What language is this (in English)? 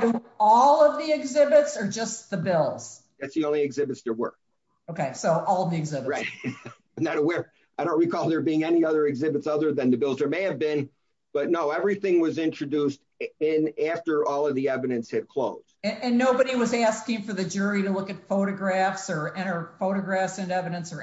English